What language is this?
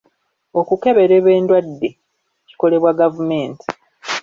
Ganda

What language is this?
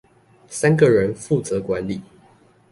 Chinese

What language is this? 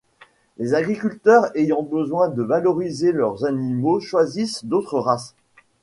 French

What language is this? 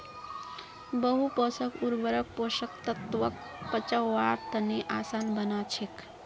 Magahi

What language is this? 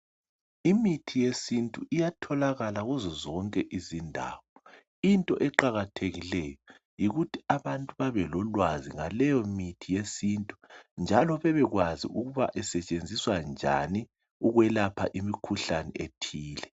North Ndebele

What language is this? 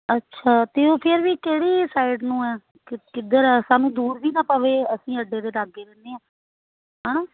Punjabi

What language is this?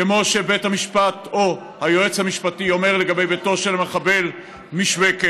Hebrew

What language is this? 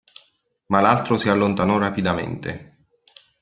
Italian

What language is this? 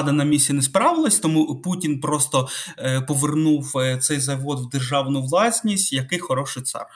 Ukrainian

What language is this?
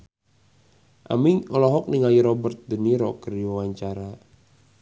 Sundanese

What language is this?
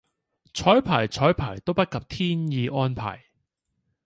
Cantonese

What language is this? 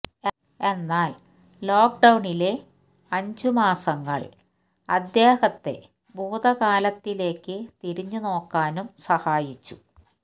Malayalam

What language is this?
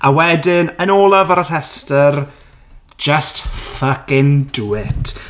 Welsh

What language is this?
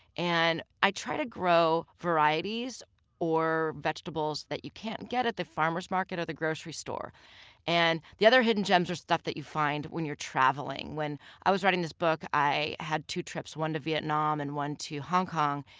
English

